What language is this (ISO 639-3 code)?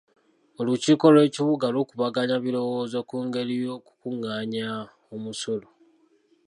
lug